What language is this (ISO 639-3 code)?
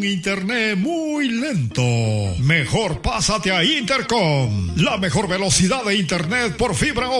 spa